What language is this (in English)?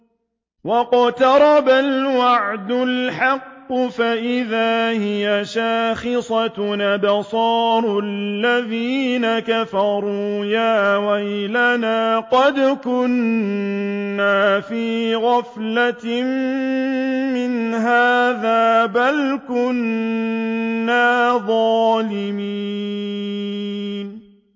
Arabic